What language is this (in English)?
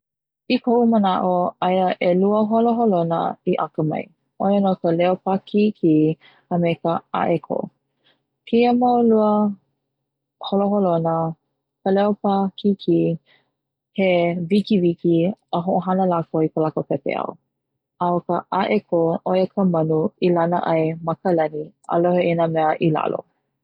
Hawaiian